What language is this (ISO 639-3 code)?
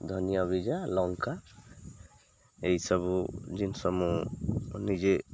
ori